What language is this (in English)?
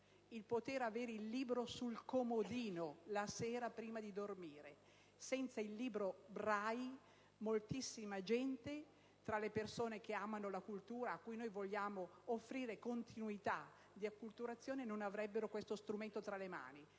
Italian